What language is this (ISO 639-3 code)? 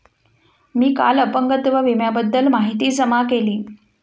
mar